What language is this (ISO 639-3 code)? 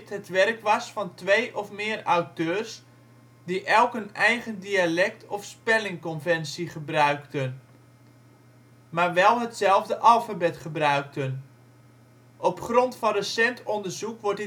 nld